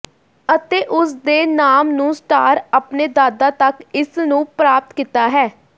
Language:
Punjabi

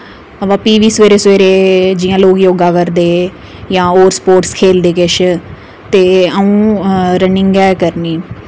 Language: Dogri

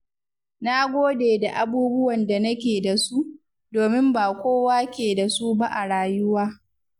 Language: Hausa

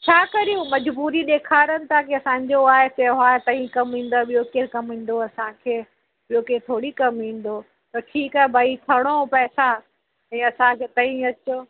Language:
Sindhi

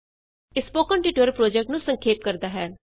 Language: Punjabi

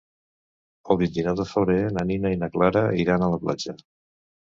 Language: Catalan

